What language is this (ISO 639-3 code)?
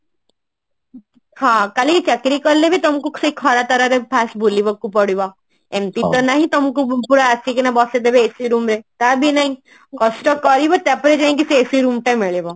ori